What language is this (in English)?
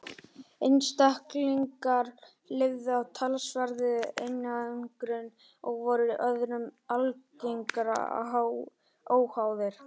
Icelandic